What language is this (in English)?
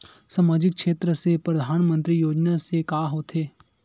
Chhattisgarhi